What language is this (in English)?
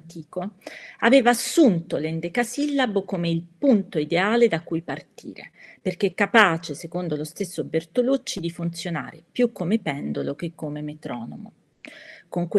Italian